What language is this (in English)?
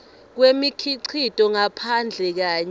Swati